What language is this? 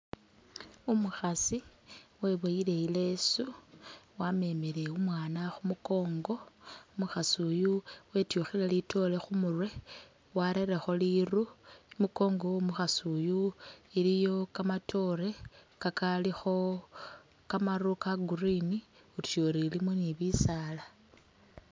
Masaaba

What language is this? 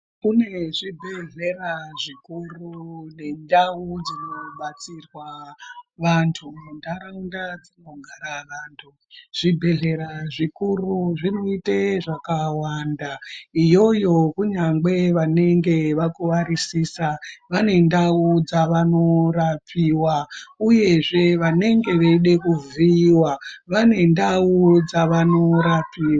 Ndau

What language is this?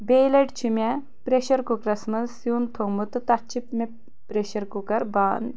Kashmiri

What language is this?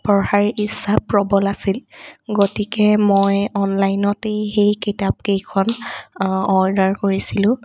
Assamese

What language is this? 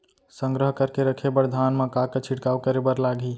Chhattisgarhi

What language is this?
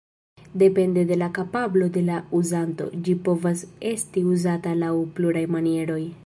Esperanto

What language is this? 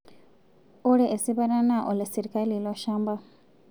Masai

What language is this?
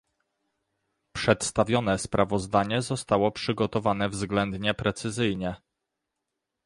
Polish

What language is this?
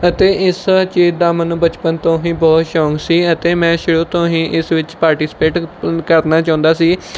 Punjabi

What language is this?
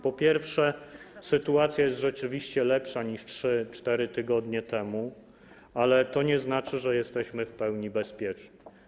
Polish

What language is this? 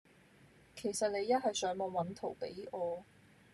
Cantonese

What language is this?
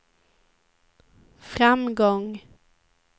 Swedish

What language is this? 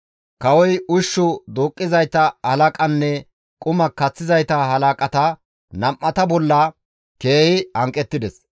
Gamo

